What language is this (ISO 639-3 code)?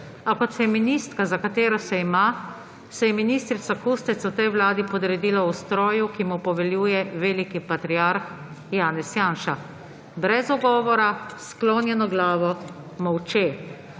slv